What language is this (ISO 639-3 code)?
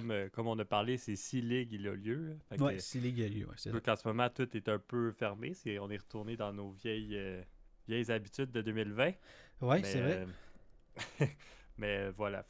fra